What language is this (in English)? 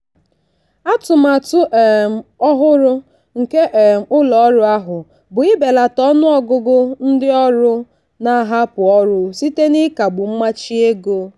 Igbo